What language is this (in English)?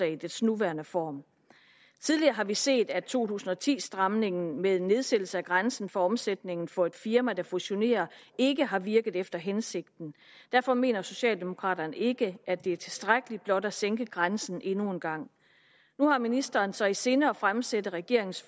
Danish